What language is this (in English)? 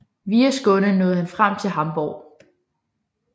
Danish